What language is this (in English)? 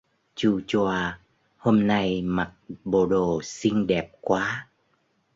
Vietnamese